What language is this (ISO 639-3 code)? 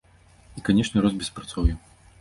bel